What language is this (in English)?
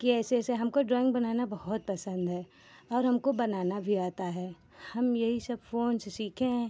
Hindi